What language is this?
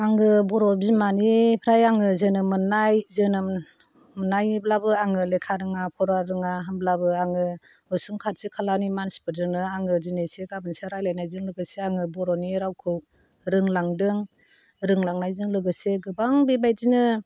Bodo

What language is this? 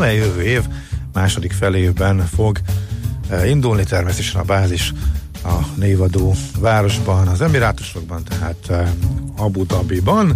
Hungarian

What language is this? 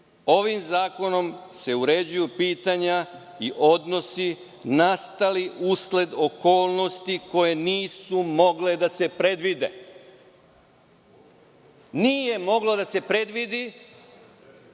Serbian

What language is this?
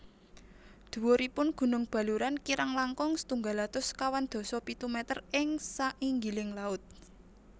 Javanese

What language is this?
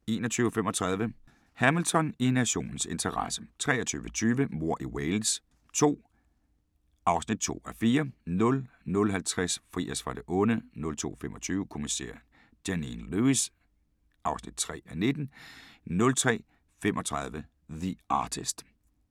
Danish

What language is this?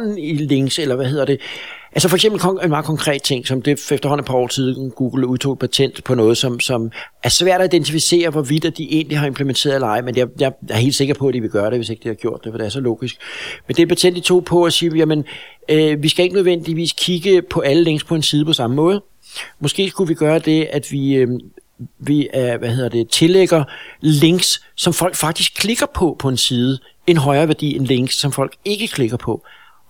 Danish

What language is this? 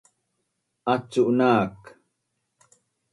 Bunun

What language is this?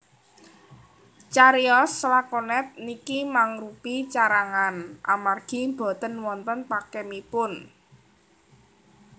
Javanese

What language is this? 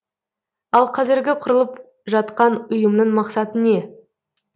Kazakh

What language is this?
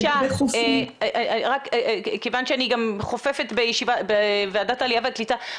Hebrew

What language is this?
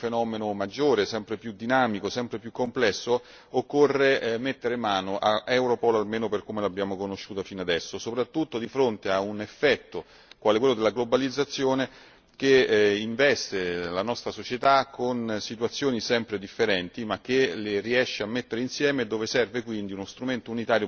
Italian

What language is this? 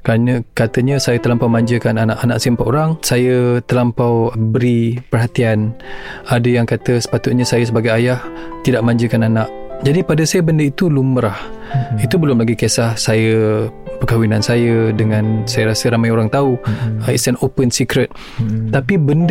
Malay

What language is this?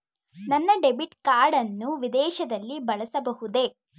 Kannada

